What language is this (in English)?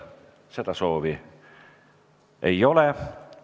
Estonian